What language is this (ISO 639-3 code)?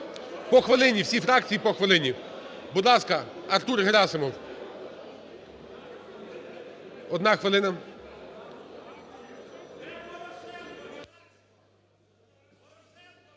ukr